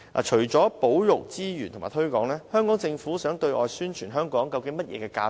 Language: Cantonese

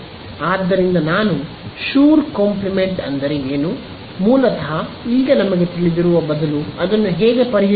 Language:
Kannada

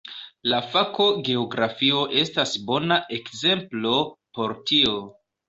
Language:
Esperanto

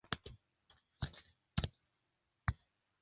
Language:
Thai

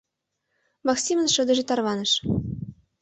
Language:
Mari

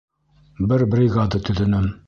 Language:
Bashkir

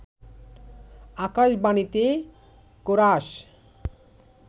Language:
Bangla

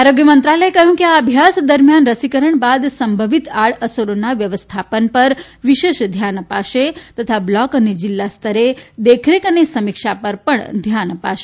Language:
Gujarati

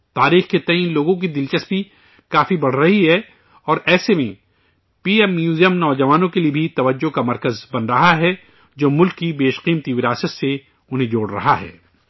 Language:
Urdu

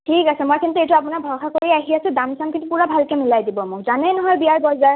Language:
Assamese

